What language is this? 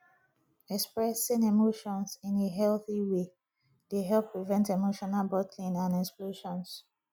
Nigerian Pidgin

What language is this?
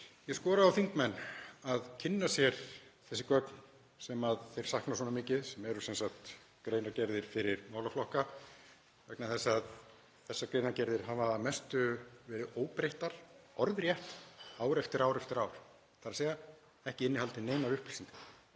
Icelandic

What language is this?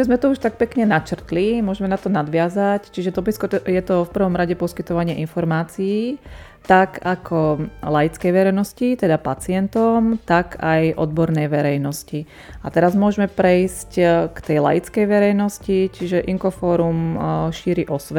Slovak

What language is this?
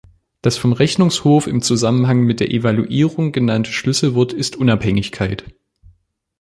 German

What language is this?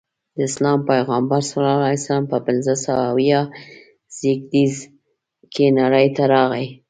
Pashto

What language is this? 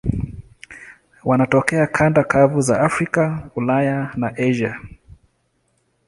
Swahili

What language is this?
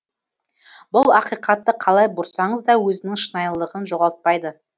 Kazakh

